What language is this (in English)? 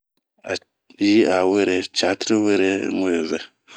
Bomu